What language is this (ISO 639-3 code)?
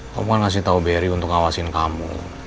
ind